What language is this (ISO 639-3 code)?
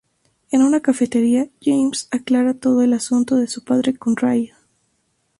spa